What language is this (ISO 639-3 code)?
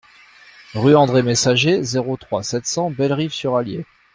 fra